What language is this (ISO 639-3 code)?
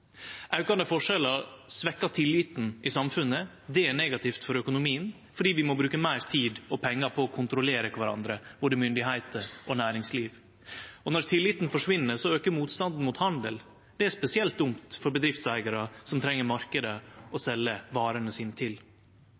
nno